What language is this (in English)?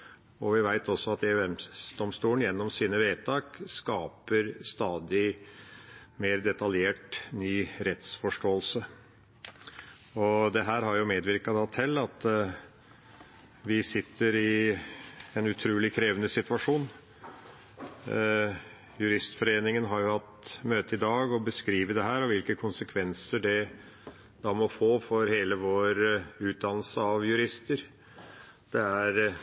Norwegian Bokmål